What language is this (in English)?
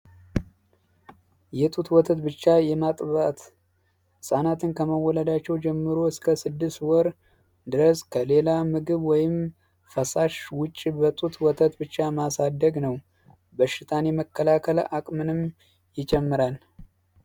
Amharic